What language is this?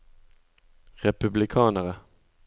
Norwegian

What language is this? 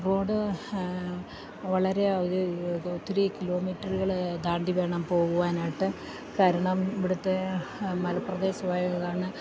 Malayalam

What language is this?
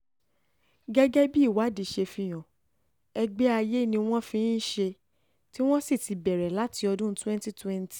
Yoruba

